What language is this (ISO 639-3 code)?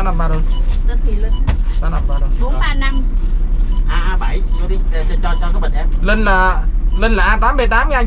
vie